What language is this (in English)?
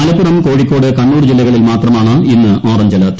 Malayalam